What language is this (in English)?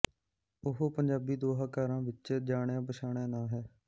Punjabi